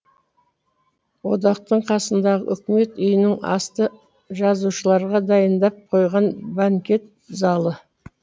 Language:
Kazakh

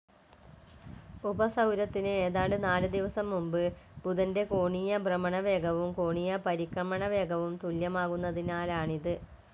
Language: Malayalam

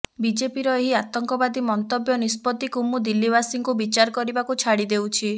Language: Odia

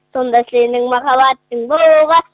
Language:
Kazakh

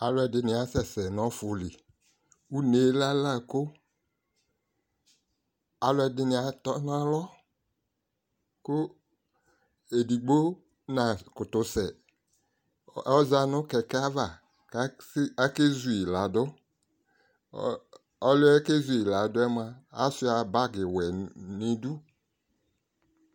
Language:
Ikposo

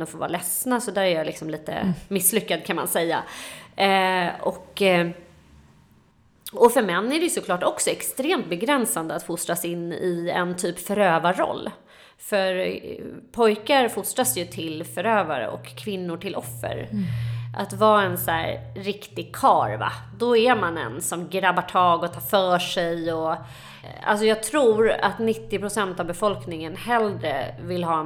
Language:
Swedish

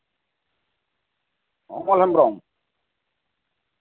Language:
Santali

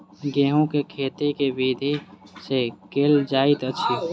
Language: Maithili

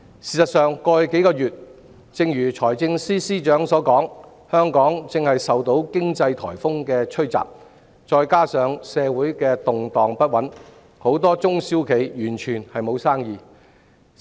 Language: Cantonese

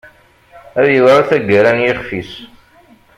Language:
Kabyle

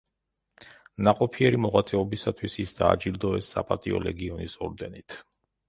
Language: Georgian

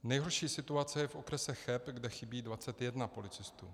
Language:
Czech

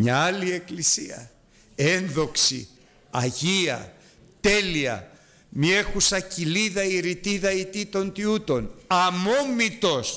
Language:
Greek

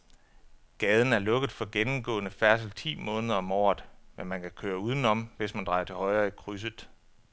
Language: Danish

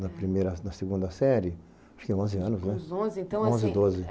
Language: Portuguese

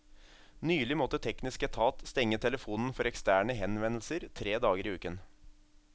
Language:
Norwegian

